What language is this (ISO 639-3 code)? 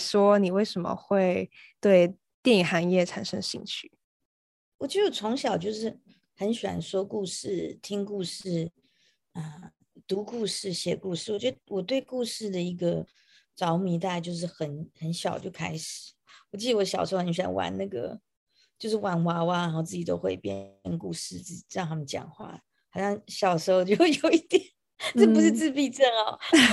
zho